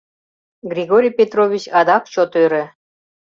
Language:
Mari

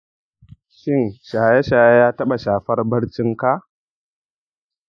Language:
Hausa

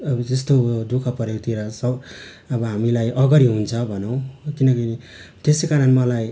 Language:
Nepali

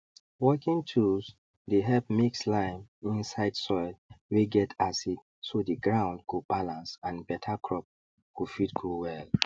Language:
Nigerian Pidgin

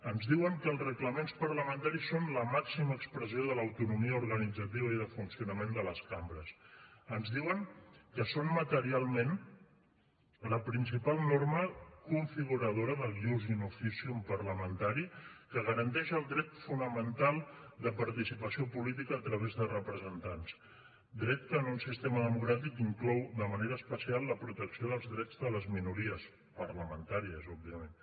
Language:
Catalan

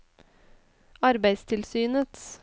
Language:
Norwegian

